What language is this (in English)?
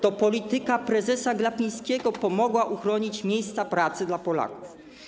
Polish